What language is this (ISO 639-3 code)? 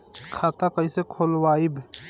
bho